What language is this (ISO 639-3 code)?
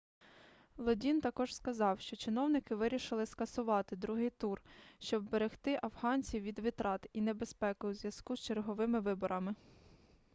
ukr